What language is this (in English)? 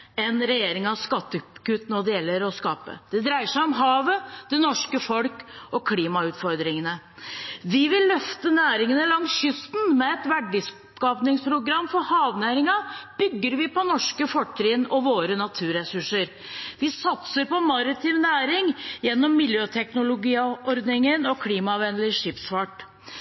Norwegian Bokmål